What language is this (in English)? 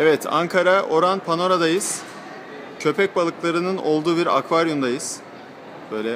Turkish